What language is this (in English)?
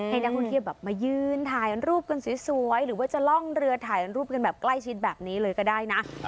Thai